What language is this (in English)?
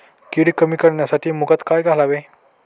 Marathi